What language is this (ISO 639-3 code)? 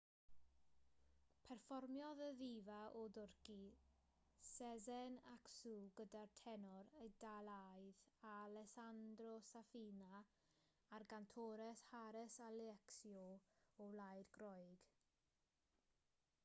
cym